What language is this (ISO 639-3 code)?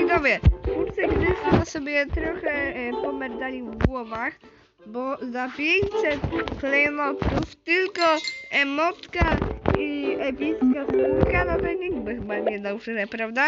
pol